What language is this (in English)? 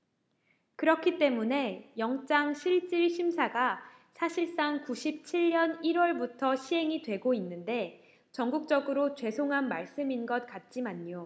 Korean